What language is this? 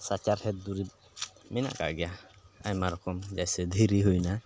Santali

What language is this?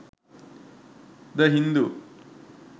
Sinhala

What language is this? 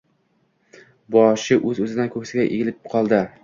Uzbek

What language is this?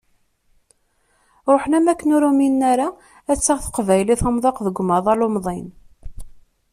Kabyle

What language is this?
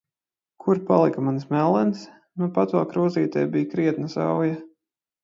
Latvian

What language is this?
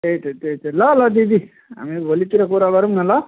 Nepali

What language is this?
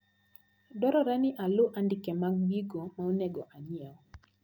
Luo (Kenya and Tanzania)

